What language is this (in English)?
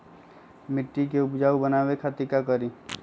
Magahi